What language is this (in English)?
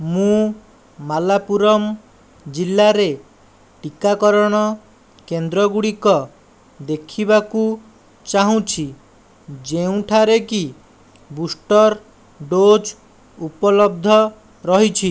Odia